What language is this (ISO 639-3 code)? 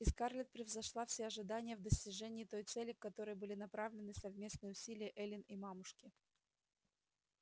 rus